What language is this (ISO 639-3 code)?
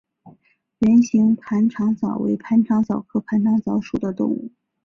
zho